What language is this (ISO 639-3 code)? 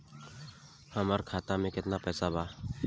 bho